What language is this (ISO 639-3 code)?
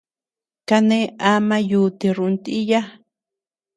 cux